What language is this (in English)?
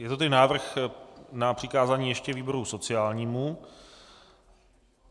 Czech